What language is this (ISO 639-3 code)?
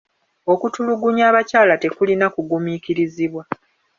lug